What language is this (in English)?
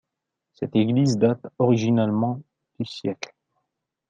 French